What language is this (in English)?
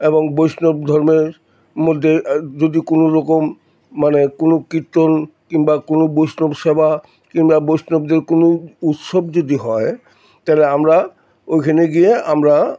Bangla